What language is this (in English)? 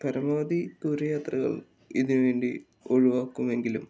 Malayalam